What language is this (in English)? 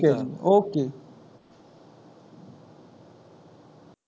Punjabi